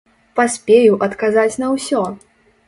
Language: Belarusian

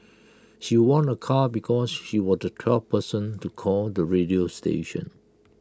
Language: English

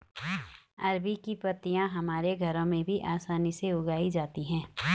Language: Hindi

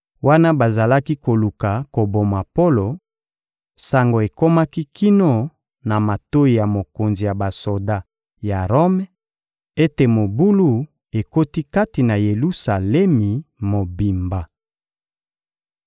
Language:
Lingala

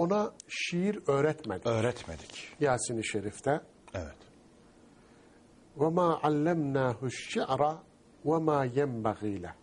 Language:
Turkish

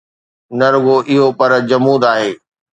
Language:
Sindhi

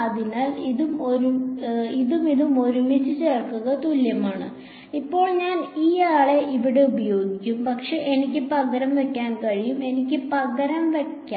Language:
Malayalam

